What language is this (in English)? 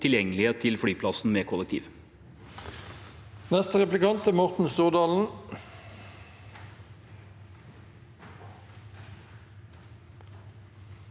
Norwegian